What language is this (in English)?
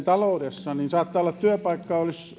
Finnish